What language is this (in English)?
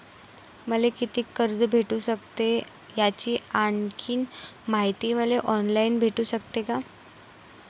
Marathi